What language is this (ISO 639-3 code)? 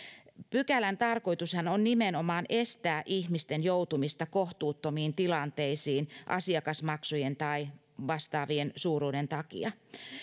fin